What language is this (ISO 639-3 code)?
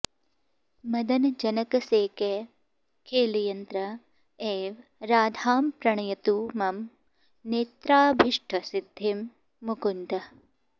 san